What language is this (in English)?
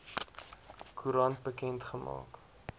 Afrikaans